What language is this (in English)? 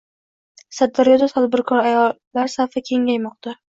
Uzbek